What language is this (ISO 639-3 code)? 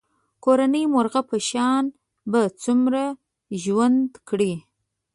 pus